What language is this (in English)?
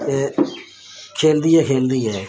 Dogri